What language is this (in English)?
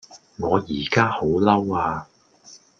Cantonese